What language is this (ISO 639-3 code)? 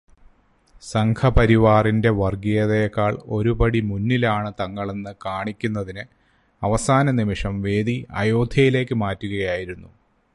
mal